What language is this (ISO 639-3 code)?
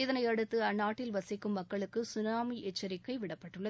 tam